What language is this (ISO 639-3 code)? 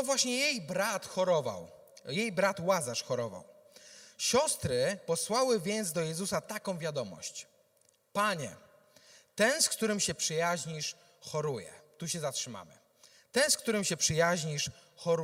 pol